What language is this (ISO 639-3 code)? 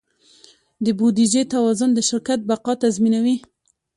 pus